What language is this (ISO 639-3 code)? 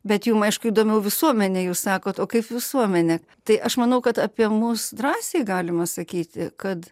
lit